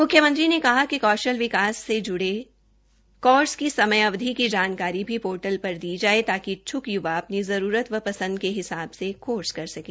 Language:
Hindi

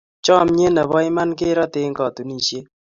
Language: Kalenjin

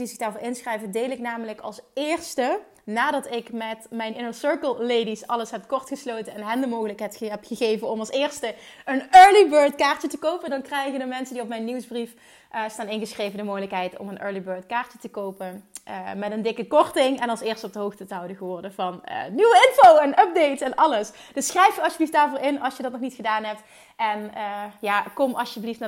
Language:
Dutch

